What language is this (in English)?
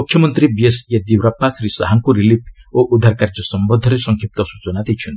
Odia